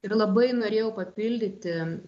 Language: Lithuanian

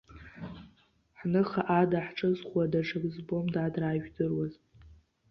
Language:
Abkhazian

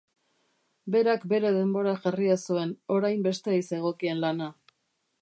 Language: Basque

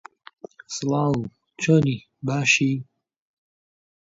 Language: Central Kurdish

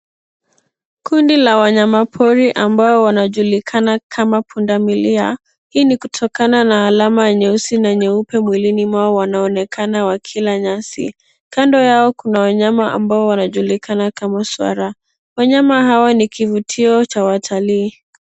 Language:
Swahili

